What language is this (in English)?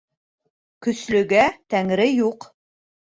Bashkir